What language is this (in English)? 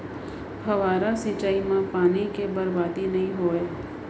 Chhattisgarhi